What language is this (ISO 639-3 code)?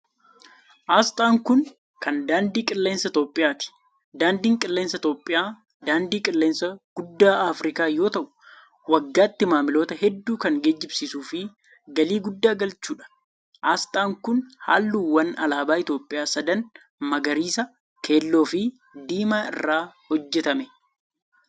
orm